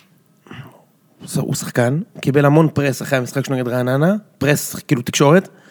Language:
Hebrew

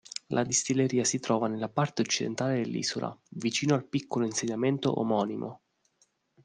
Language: Italian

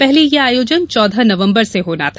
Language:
Hindi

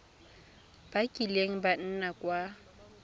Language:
Tswana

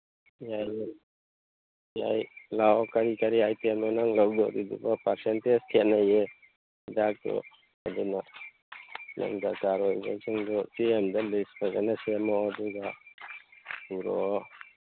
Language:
Manipuri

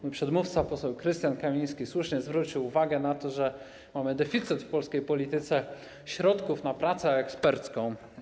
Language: Polish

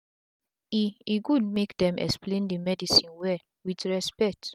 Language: Nigerian Pidgin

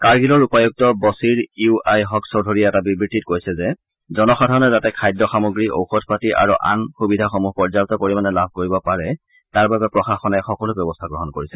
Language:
Assamese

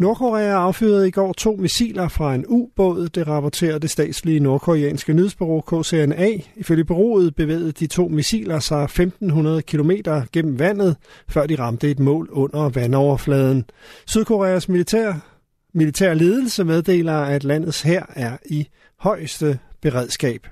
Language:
Danish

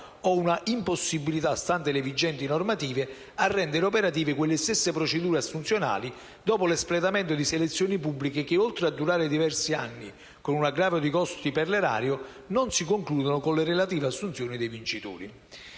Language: Italian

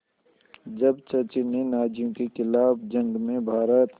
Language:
Hindi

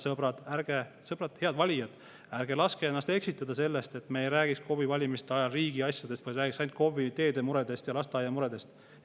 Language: Estonian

